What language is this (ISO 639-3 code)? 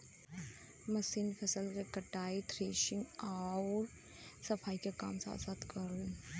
bho